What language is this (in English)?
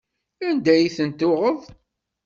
Kabyle